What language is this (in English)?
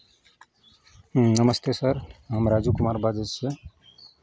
Maithili